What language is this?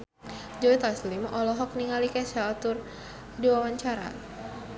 Sundanese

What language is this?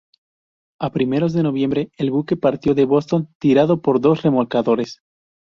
Spanish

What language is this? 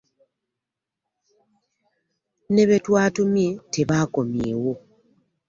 Ganda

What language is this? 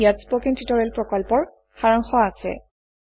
Assamese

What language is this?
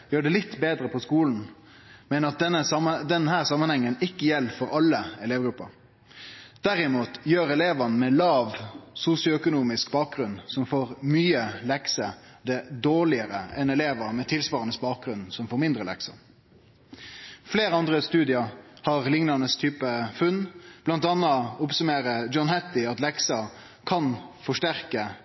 Norwegian Nynorsk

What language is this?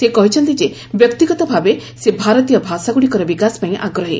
Odia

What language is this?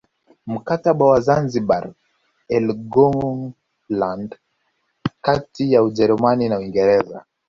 Swahili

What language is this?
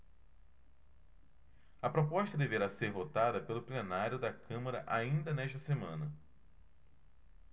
Portuguese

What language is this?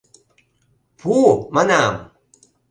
Mari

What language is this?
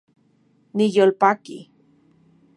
Central Puebla Nahuatl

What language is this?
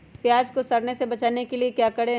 Magahi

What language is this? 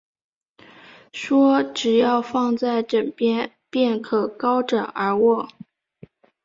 Chinese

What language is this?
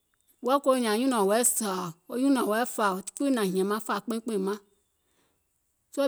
Gola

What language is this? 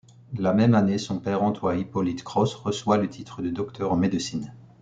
French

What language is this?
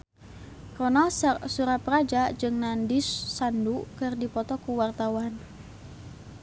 Sundanese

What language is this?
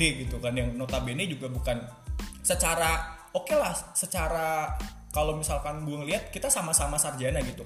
Indonesian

